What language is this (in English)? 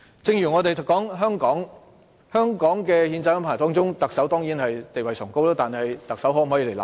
Cantonese